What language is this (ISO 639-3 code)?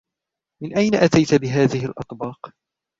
ara